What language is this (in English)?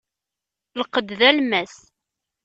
Kabyle